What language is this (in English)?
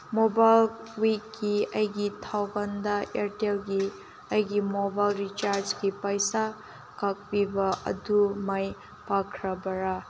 Manipuri